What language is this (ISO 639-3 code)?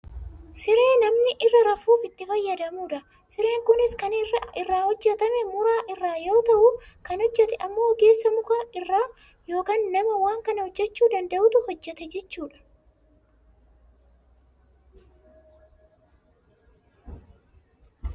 orm